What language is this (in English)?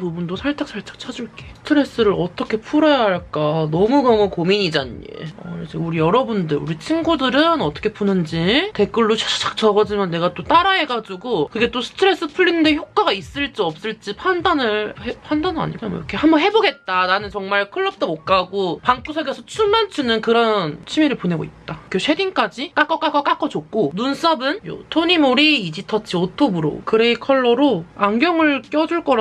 Korean